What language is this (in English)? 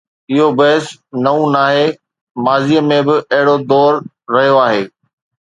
Sindhi